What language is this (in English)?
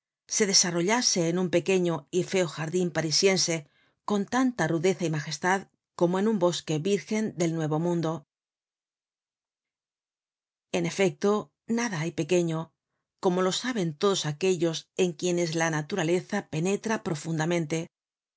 Spanish